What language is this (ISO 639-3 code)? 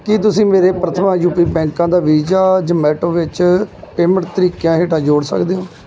pan